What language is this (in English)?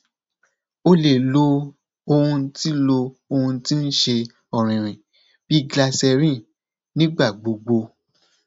Yoruba